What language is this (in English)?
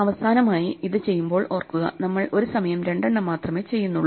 Malayalam